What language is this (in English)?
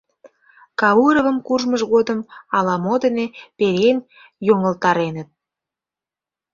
Mari